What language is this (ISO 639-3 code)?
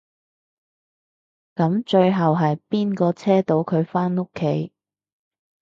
yue